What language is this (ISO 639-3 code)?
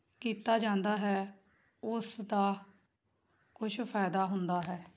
pan